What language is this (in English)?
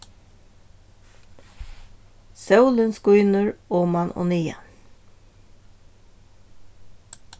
Faroese